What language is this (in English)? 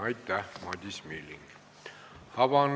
Estonian